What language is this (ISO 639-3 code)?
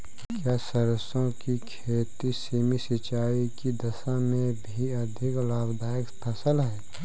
hin